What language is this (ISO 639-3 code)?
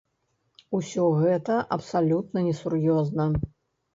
bel